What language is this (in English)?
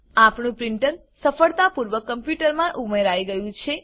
Gujarati